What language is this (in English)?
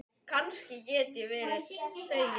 Icelandic